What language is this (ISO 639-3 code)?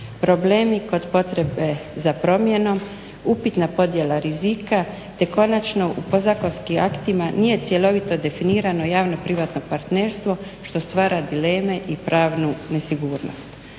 hrv